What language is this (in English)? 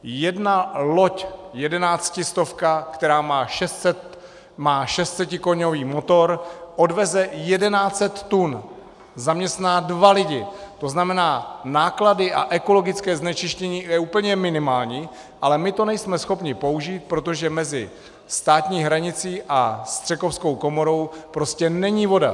Czech